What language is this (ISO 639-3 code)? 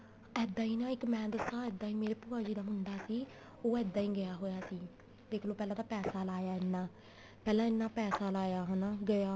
pan